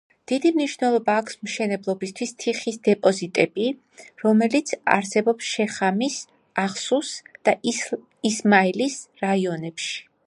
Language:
Georgian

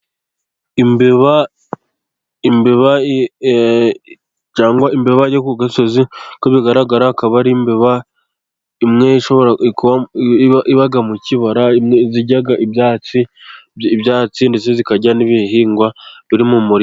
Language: Kinyarwanda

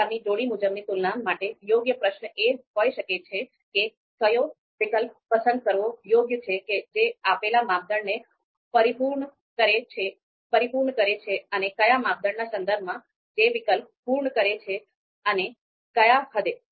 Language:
Gujarati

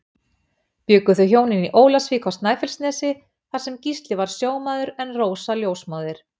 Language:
Icelandic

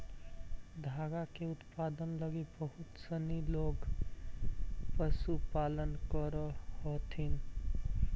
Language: Magahi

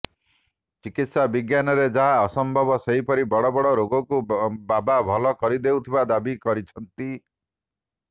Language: Odia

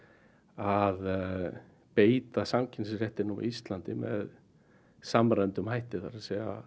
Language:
Icelandic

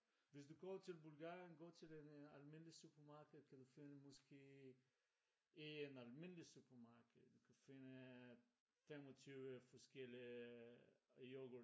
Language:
Danish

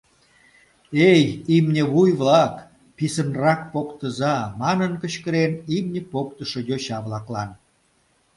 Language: Mari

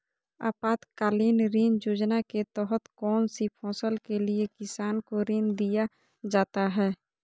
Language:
Magahi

